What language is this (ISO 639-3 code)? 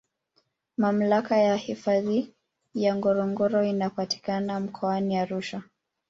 swa